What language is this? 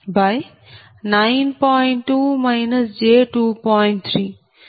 Telugu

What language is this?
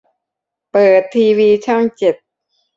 Thai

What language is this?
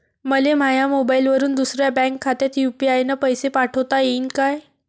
Marathi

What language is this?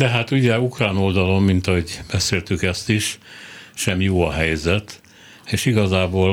Hungarian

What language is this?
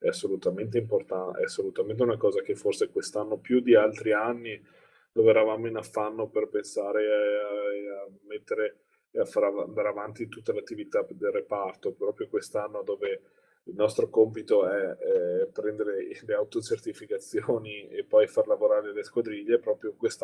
Italian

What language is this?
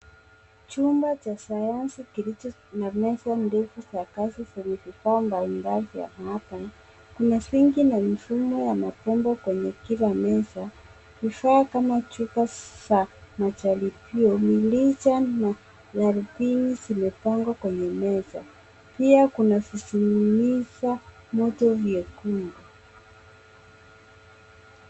Swahili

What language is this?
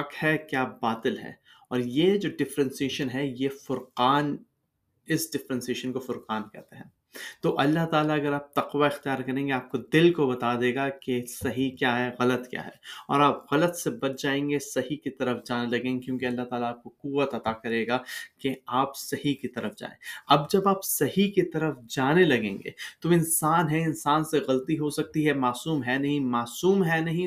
Urdu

